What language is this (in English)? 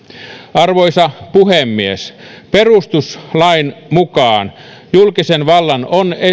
Finnish